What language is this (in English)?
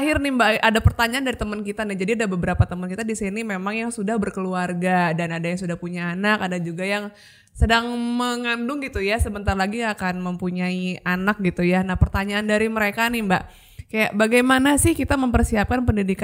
Indonesian